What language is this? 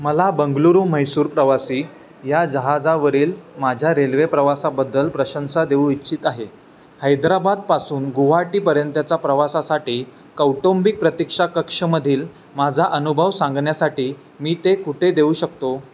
Marathi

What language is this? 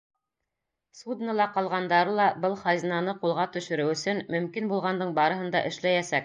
Bashkir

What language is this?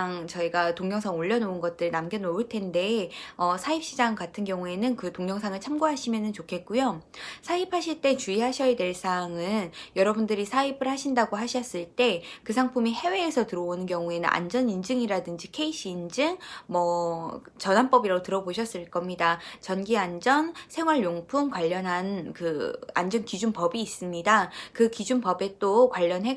Korean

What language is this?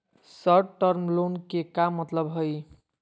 Magahi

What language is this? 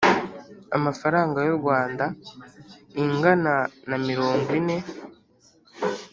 Kinyarwanda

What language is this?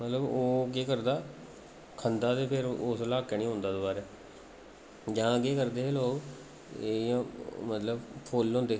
Dogri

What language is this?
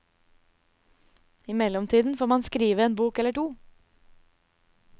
Norwegian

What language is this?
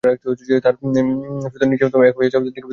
Bangla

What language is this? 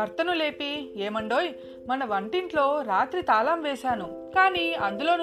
Telugu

